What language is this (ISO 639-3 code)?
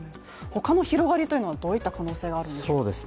jpn